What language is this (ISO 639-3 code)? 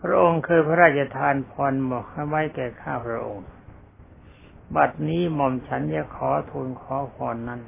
tha